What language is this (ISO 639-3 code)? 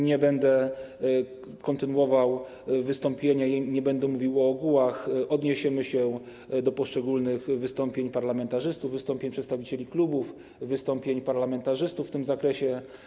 pol